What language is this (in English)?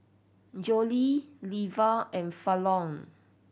English